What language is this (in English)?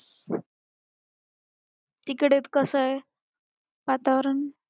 Marathi